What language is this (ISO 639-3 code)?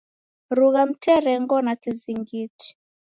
dav